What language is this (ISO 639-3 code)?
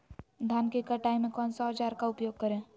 mag